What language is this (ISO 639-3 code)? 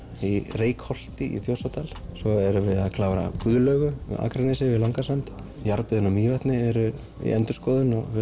isl